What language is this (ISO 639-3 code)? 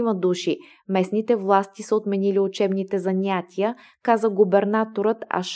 bul